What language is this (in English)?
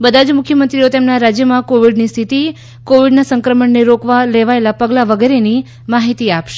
Gujarati